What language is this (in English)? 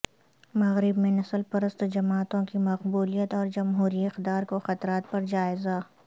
Urdu